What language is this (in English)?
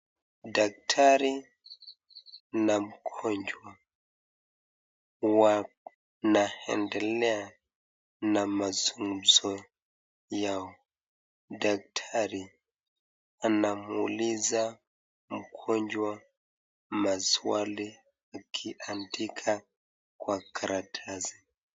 Swahili